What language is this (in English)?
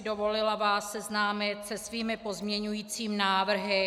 Czech